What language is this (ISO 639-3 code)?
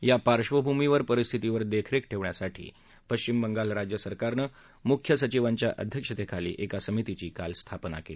mar